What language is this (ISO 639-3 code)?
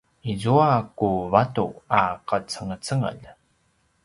pwn